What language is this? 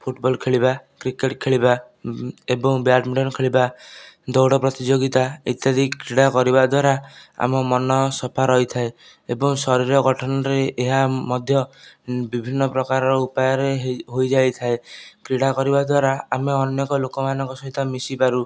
Odia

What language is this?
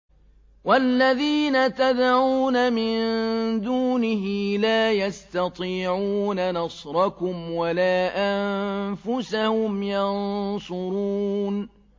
Arabic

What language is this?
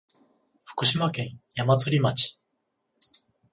Japanese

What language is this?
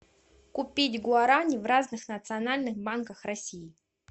Russian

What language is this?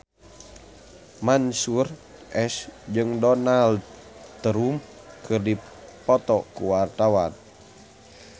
Sundanese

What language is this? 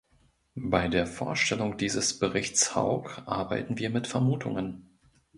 German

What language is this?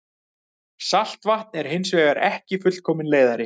Icelandic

